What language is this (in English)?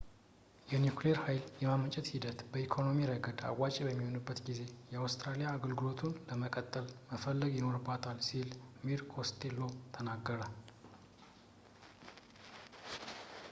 Amharic